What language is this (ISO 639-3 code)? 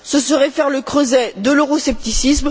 fra